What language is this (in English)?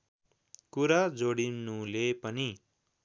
Nepali